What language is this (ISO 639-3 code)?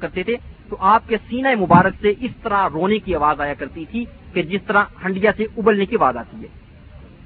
urd